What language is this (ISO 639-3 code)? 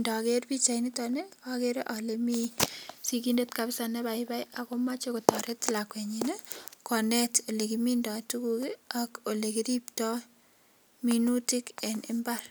kln